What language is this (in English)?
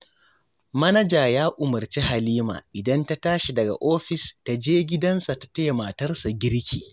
Hausa